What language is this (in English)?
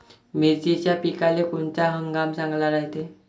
Marathi